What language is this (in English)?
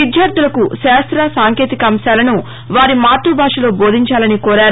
Telugu